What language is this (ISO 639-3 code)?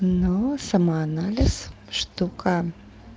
rus